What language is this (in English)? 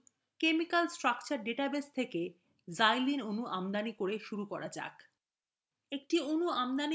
Bangla